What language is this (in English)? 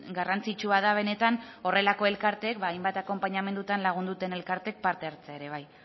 Basque